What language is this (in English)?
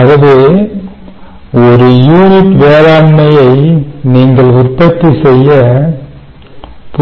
Tamil